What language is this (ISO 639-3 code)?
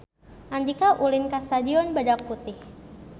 sun